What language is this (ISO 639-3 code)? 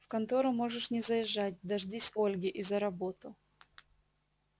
rus